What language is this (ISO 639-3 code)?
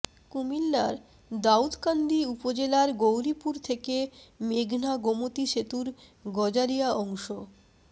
ben